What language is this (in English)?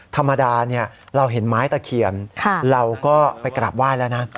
Thai